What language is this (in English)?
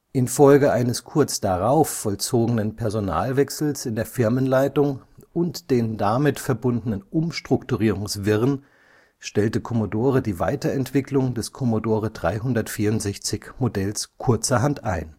German